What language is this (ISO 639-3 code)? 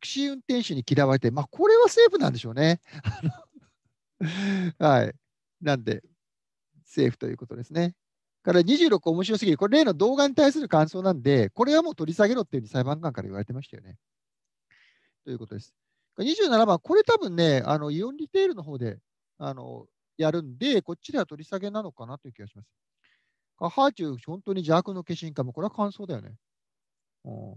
jpn